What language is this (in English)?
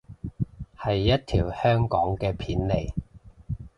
Cantonese